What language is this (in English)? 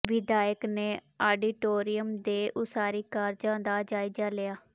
Punjabi